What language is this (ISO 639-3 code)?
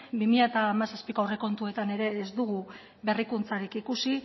eus